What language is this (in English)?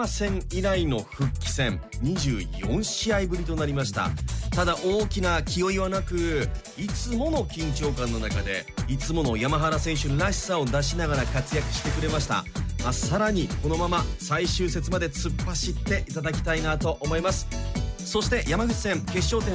Japanese